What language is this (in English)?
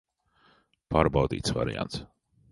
Latvian